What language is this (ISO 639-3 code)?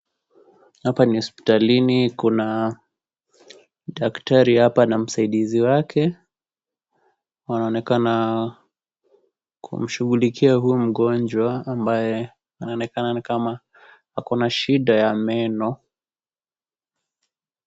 swa